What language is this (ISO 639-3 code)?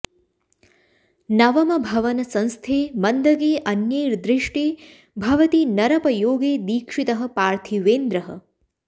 san